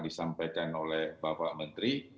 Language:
Indonesian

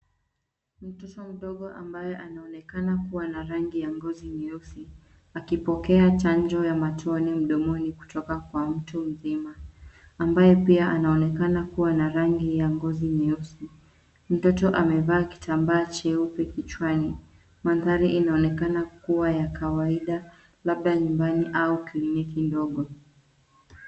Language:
Swahili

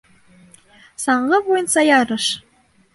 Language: Bashkir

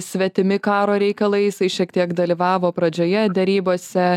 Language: Lithuanian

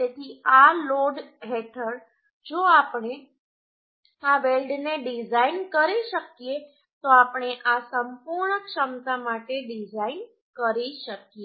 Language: Gujarati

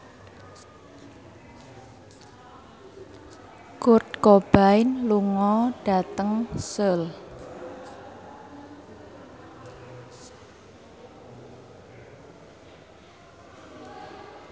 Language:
Javanese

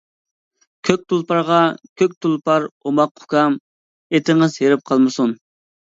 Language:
Uyghur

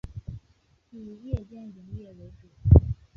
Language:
Chinese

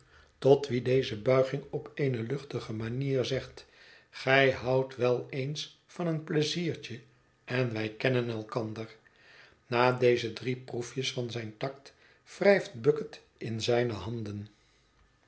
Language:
Dutch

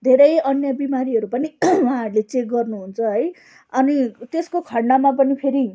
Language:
Nepali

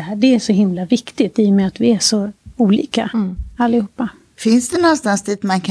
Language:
Swedish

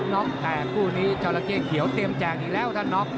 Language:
Thai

